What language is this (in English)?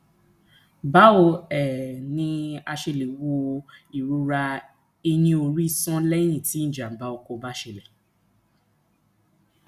Yoruba